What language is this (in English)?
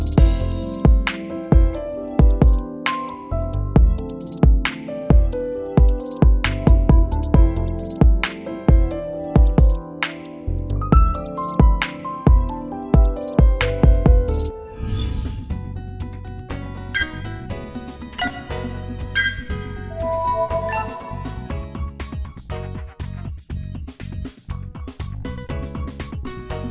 Vietnamese